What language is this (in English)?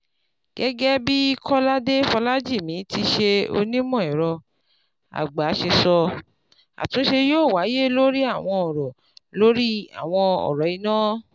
Yoruba